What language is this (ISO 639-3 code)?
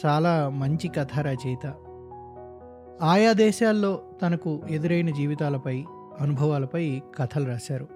tel